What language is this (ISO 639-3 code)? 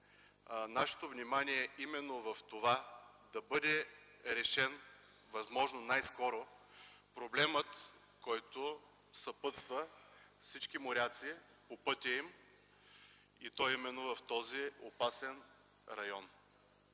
bul